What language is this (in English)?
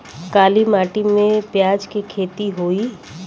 Bhojpuri